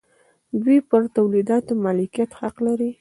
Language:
Pashto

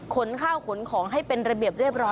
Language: Thai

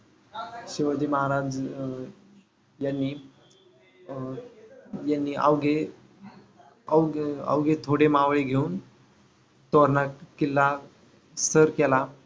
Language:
Marathi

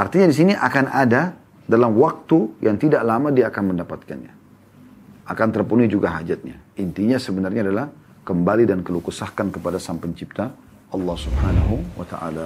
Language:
Indonesian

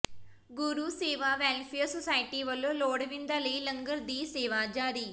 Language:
Punjabi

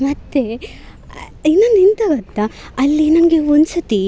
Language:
Kannada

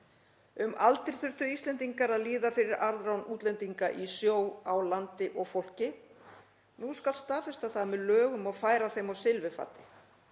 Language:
Icelandic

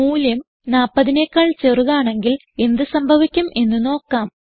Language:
Malayalam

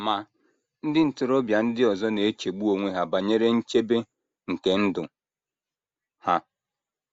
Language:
Igbo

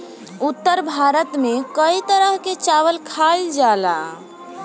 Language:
Bhojpuri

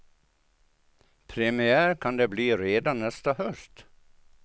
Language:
Swedish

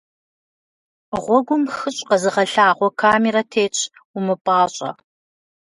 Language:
Kabardian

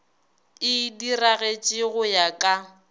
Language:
Northern Sotho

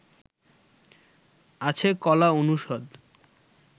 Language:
Bangla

